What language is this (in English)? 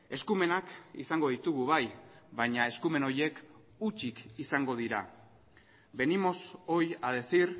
Basque